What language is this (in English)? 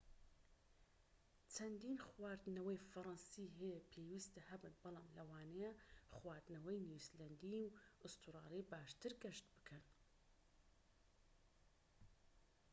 Central Kurdish